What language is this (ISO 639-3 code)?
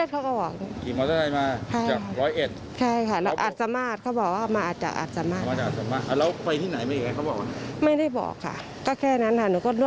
tha